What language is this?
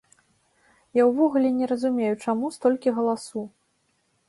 Belarusian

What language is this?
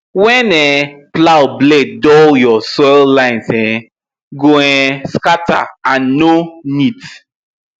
Nigerian Pidgin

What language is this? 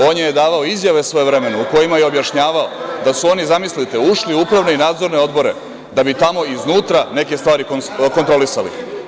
Serbian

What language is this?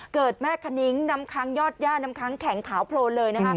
Thai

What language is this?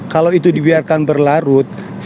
Indonesian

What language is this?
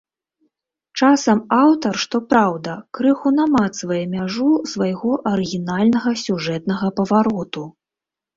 Belarusian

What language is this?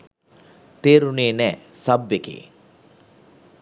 Sinhala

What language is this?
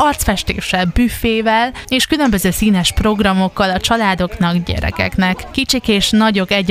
Hungarian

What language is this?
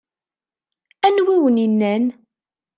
Kabyle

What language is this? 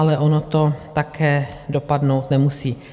Czech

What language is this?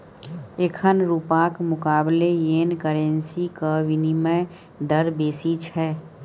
Maithili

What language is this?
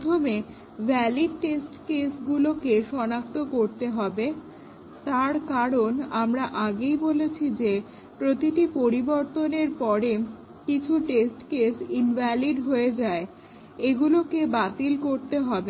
Bangla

